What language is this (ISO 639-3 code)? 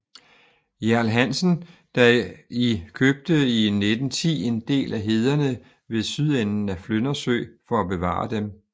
dan